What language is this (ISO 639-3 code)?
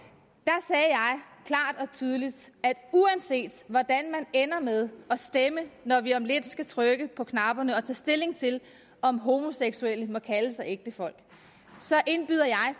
dan